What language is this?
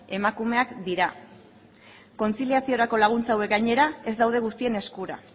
Basque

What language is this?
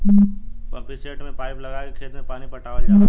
Bhojpuri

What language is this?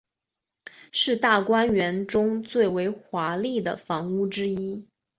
Chinese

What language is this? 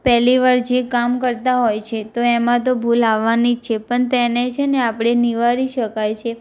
Gujarati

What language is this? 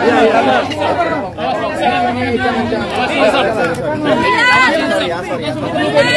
Indonesian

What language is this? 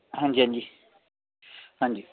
Punjabi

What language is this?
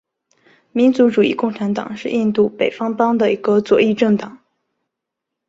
Chinese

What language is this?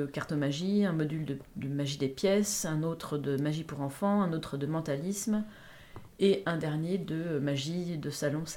French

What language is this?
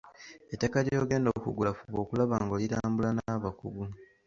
Ganda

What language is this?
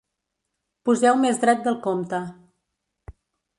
Catalan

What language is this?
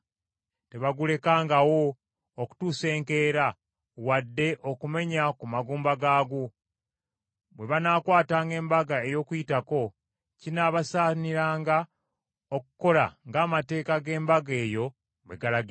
Ganda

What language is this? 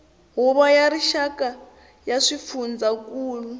Tsonga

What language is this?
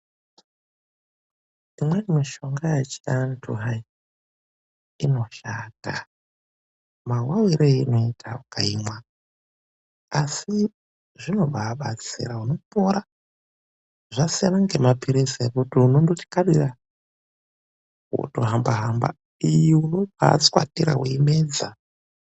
Ndau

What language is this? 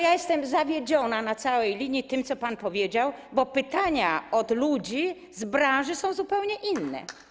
Polish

